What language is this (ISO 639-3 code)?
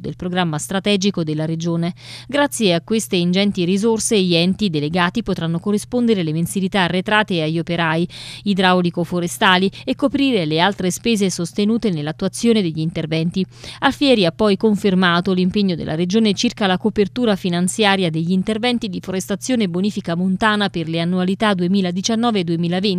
ita